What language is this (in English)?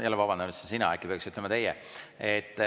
Estonian